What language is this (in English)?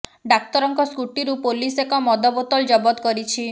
Odia